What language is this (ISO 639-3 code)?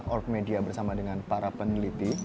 ind